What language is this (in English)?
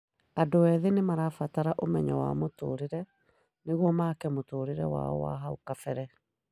Kikuyu